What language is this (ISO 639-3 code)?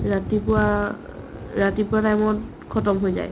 asm